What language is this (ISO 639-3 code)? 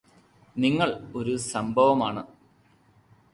mal